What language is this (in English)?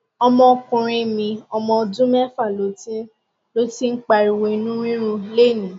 Yoruba